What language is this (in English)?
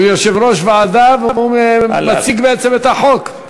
Hebrew